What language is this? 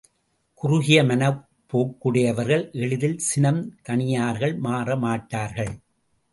Tamil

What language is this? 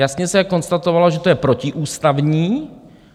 Czech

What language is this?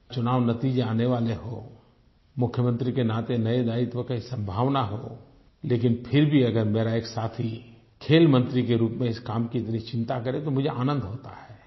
Hindi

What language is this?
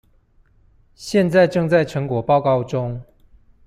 Chinese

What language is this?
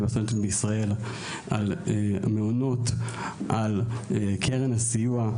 Hebrew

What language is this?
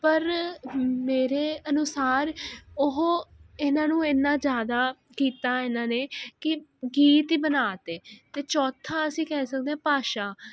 Punjabi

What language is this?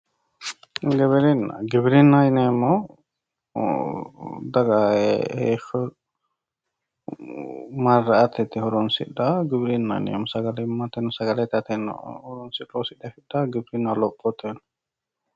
Sidamo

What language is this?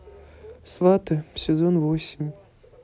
Russian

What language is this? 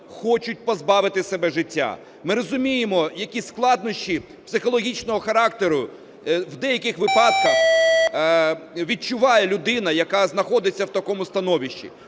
Ukrainian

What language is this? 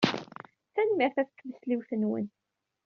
Kabyle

